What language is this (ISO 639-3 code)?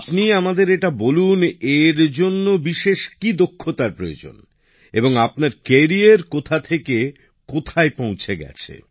ben